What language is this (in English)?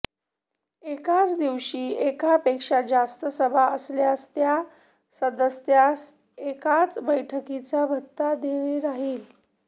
Marathi